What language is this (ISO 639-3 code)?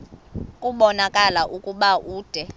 xho